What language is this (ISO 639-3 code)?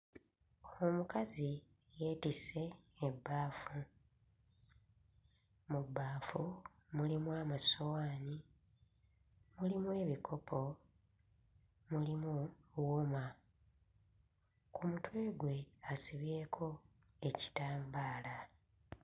lug